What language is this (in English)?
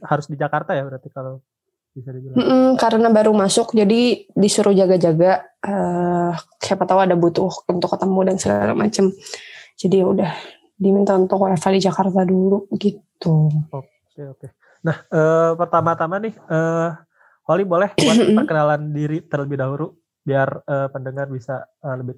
Indonesian